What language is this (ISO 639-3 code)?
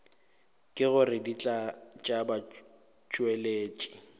nso